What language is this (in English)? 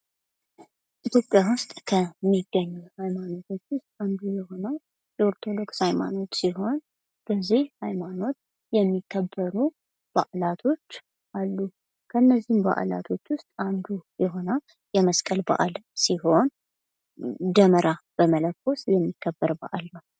Amharic